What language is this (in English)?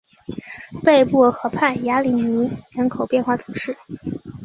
Chinese